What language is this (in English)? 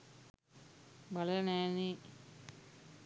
Sinhala